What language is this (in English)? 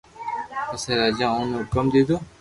Loarki